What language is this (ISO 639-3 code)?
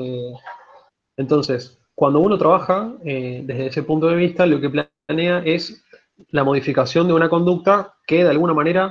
spa